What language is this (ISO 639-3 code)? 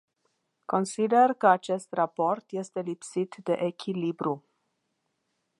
ron